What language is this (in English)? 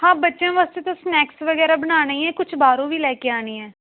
Punjabi